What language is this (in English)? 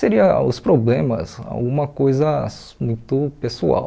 Portuguese